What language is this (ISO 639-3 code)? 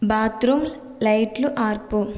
tel